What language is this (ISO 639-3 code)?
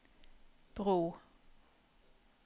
nor